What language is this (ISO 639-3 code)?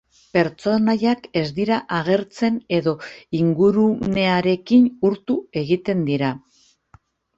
eus